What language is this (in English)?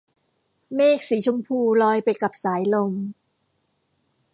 Thai